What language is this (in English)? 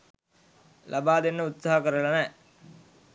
Sinhala